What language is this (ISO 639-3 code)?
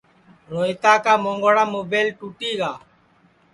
ssi